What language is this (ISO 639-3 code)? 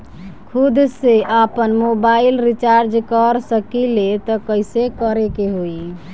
bho